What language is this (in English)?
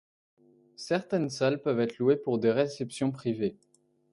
French